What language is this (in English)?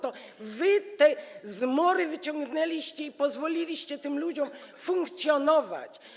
Polish